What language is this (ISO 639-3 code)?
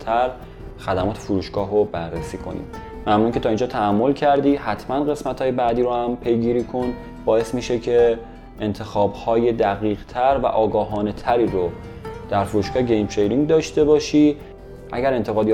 fas